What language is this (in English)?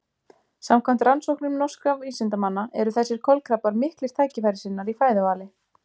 Icelandic